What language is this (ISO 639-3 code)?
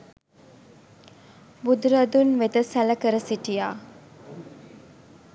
sin